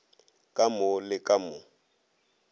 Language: Northern Sotho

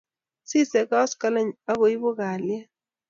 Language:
Kalenjin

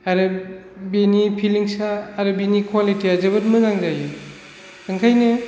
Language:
Bodo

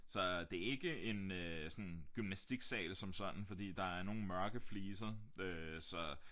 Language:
Danish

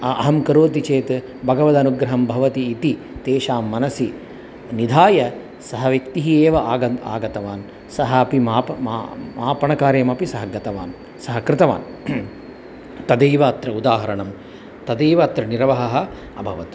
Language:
Sanskrit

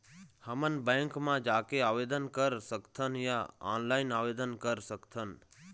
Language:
Chhattisgarhi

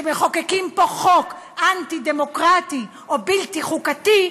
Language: Hebrew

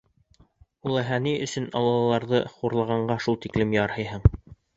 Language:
Bashkir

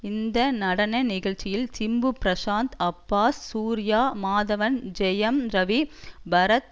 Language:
Tamil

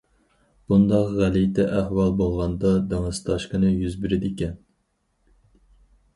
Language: Uyghur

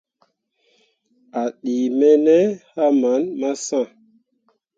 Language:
Mundang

